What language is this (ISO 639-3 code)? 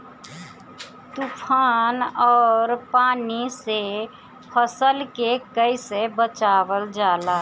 bho